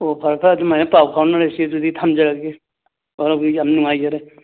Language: Manipuri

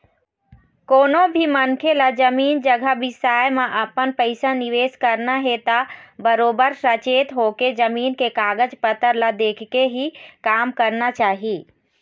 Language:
Chhattisgarhi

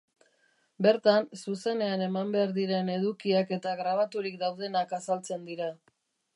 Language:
Basque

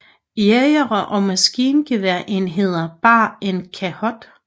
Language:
Danish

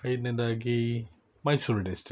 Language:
Kannada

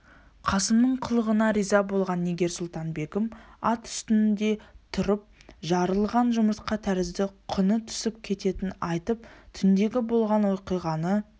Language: Kazakh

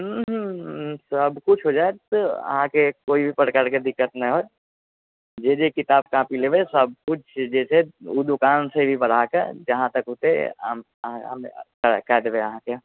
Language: Maithili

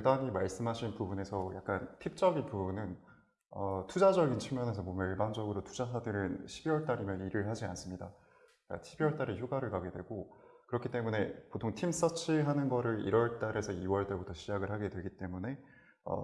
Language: Korean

